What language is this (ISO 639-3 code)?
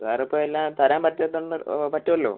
mal